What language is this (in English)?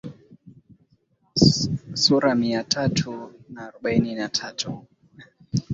Swahili